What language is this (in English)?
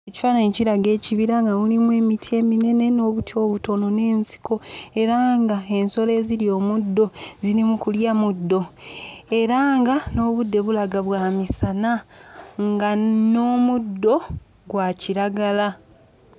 Ganda